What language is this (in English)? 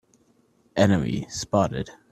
English